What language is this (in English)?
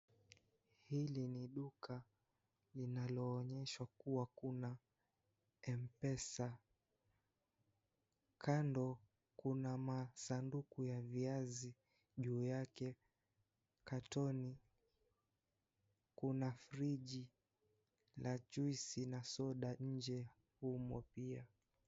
Swahili